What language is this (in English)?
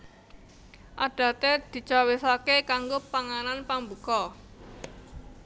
Javanese